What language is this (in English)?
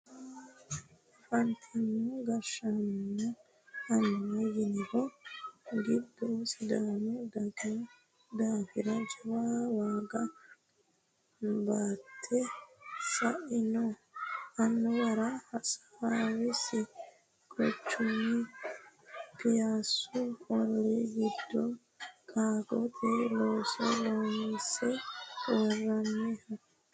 Sidamo